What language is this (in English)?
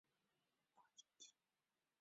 Chinese